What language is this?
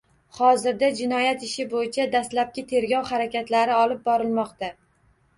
Uzbek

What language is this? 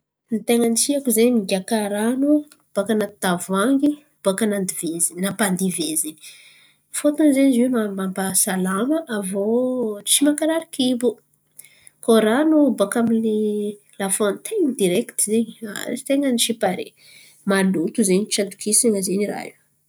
Antankarana Malagasy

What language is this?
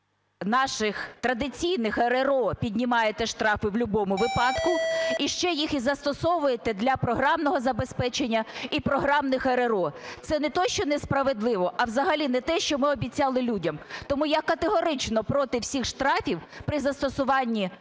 Ukrainian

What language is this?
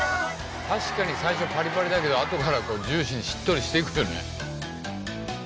Japanese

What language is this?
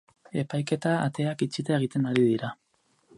Basque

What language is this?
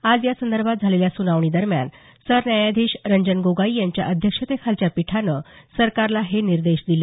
Marathi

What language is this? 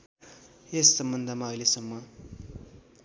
Nepali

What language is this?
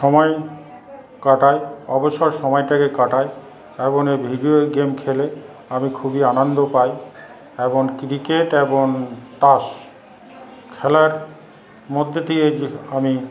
Bangla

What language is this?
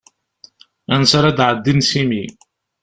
Kabyle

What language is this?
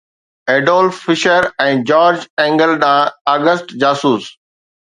Sindhi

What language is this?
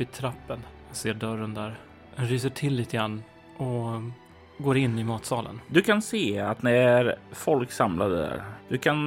Swedish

